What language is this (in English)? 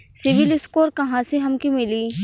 Bhojpuri